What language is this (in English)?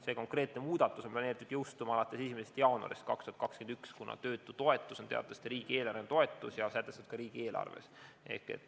Estonian